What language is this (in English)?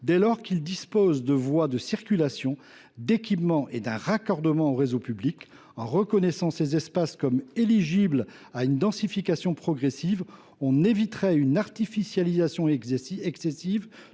French